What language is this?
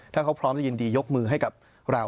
Thai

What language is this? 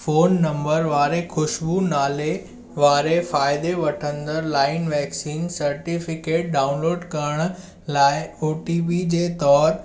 Sindhi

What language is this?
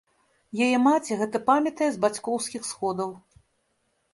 Belarusian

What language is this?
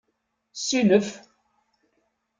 Kabyle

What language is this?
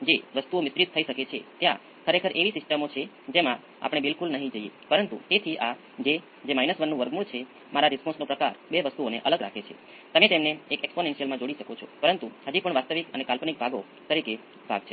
Gujarati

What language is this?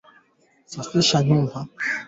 Swahili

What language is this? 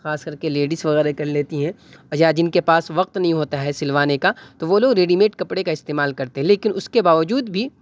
Urdu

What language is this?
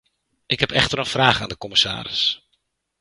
Dutch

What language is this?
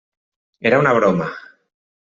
Catalan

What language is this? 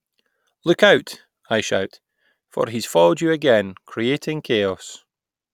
English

